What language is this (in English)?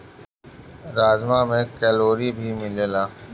Bhojpuri